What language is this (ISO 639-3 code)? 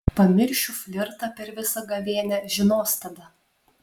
lit